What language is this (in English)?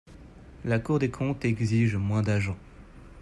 French